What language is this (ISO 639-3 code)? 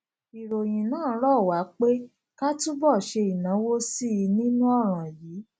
yor